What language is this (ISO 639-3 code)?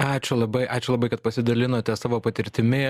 lit